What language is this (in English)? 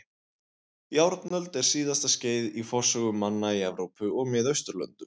Icelandic